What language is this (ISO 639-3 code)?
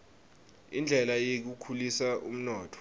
ssw